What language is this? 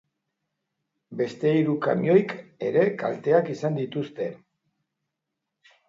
Basque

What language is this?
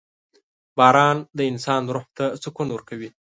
Pashto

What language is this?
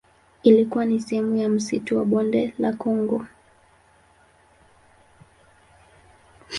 Swahili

